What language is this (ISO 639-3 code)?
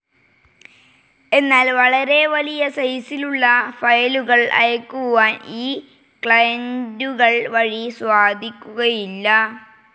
mal